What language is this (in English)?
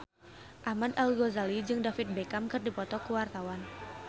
Sundanese